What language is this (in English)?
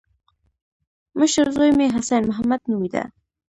Pashto